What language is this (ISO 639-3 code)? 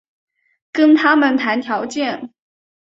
zho